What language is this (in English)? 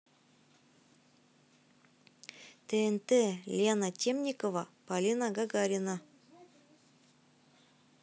Russian